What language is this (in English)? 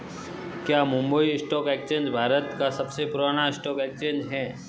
Hindi